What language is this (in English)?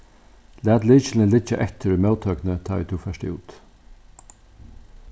Faroese